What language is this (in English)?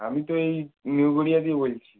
Bangla